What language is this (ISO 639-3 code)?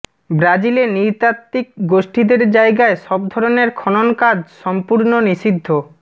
ben